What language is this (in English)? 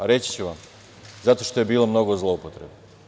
Serbian